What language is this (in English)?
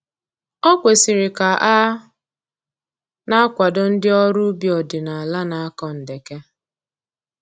Igbo